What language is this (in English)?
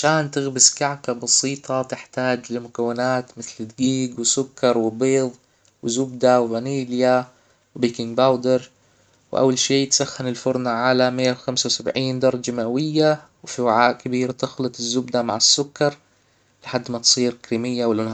Hijazi Arabic